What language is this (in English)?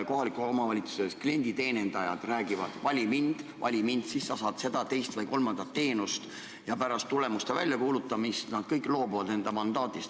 Estonian